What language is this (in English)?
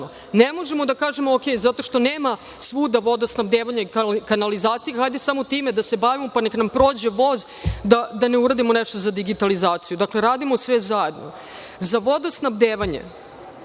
Serbian